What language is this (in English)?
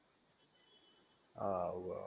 Gujarati